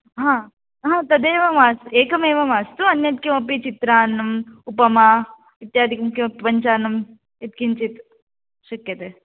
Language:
Sanskrit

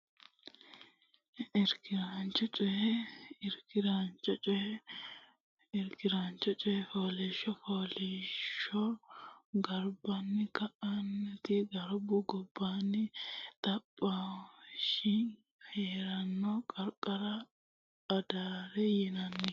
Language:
Sidamo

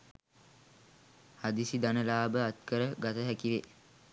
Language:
Sinhala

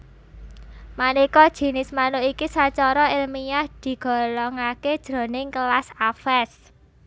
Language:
Javanese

